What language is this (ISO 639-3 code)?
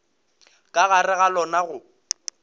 nso